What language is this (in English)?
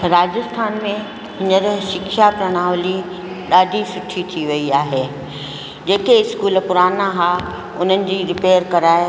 Sindhi